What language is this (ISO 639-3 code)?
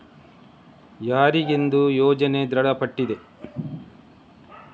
kan